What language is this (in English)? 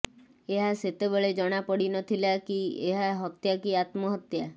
Odia